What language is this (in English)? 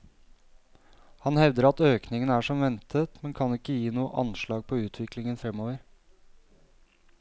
Norwegian